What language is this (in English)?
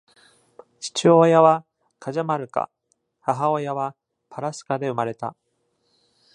Japanese